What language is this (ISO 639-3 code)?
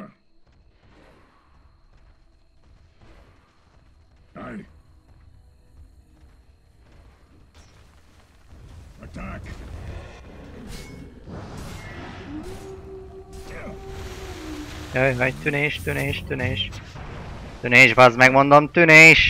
hun